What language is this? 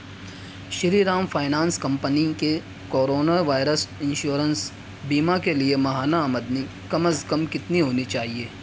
Urdu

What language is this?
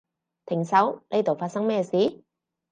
Cantonese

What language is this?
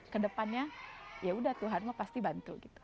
Indonesian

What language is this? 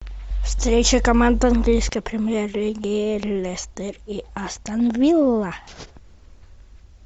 Russian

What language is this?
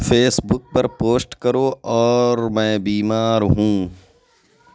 Urdu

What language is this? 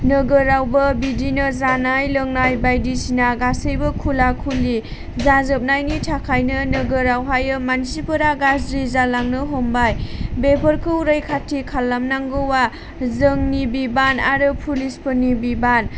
Bodo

